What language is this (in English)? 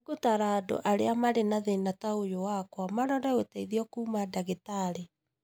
Kikuyu